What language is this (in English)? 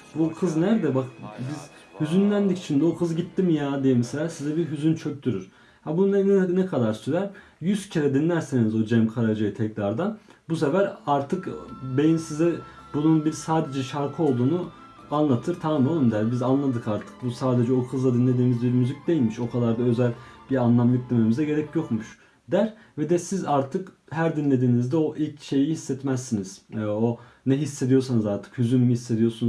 Turkish